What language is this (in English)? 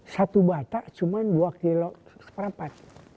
Indonesian